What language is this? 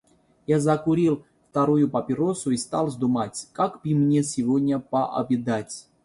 Russian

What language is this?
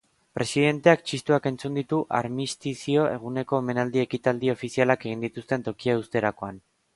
Basque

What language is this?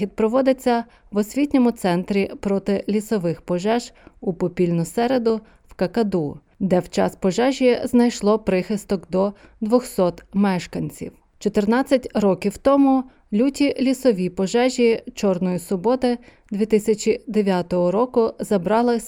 Ukrainian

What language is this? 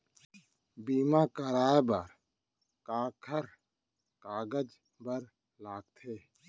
Chhattisgarhi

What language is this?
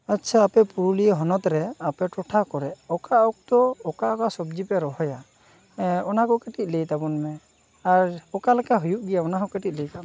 Santali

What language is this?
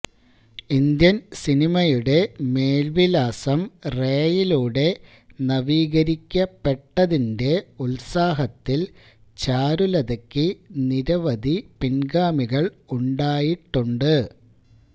Malayalam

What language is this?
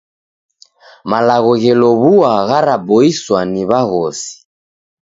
Taita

